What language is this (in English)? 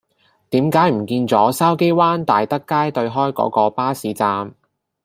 Cantonese